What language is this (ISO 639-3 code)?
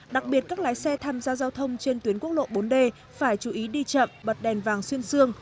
vie